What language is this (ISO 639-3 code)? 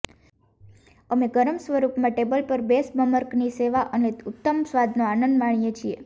guj